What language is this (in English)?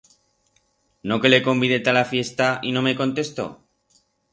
Aragonese